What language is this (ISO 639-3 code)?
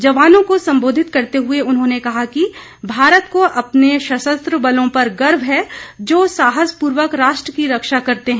hin